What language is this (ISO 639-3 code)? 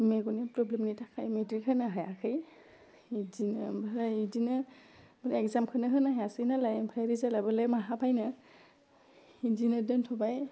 brx